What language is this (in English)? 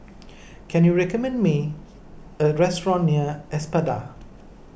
English